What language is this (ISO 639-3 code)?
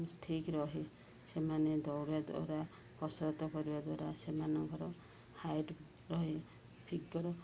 ori